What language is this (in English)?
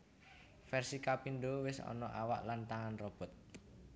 Javanese